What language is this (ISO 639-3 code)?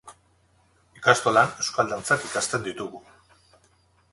eus